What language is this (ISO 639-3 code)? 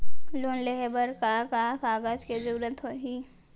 hne